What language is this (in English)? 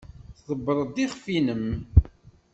Kabyle